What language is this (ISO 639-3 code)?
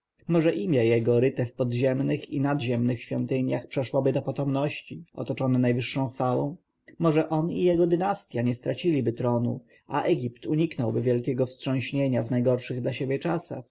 pol